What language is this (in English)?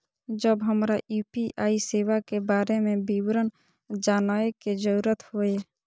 Maithili